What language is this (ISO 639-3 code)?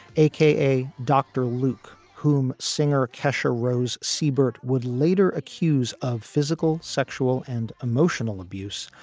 eng